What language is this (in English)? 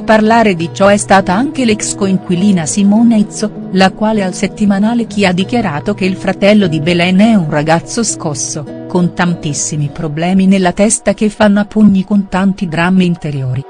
Italian